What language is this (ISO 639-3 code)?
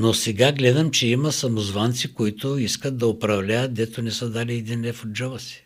bul